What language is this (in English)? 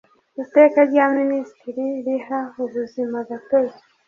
Kinyarwanda